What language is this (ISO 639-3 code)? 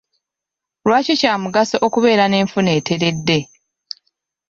lug